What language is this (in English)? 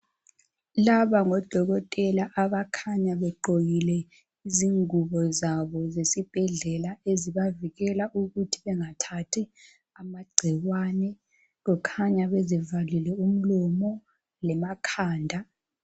North Ndebele